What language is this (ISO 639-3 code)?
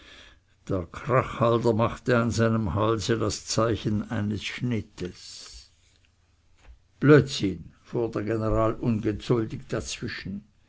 deu